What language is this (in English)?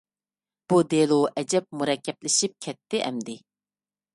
Uyghur